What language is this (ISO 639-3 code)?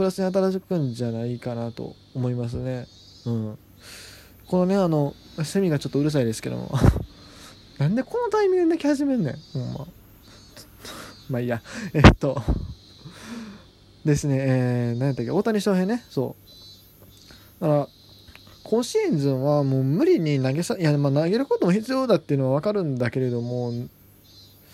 jpn